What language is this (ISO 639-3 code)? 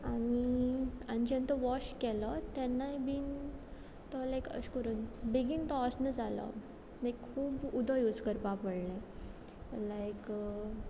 kok